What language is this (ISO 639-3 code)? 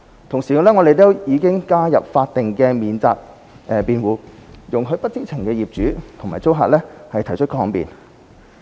yue